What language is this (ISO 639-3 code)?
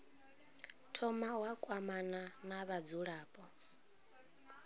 ven